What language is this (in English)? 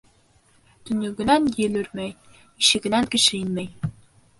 Bashkir